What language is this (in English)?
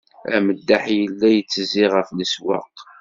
Kabyle